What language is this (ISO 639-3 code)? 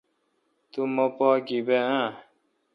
xka